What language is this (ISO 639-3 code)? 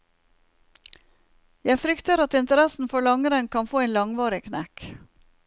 nor